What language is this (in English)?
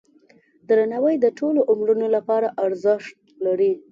Pashto